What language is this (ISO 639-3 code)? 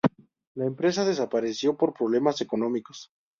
spa